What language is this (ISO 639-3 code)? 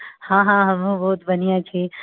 mai